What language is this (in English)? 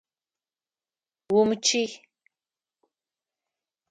Adyghe